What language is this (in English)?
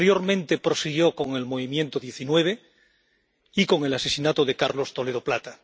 Spanish